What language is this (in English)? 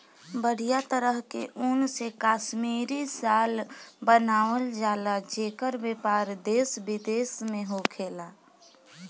Bhojpuri